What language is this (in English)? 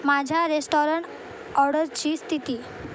Marathi